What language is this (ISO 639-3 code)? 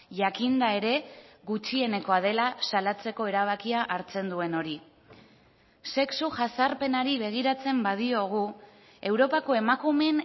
eus